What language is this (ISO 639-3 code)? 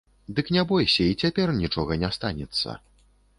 bel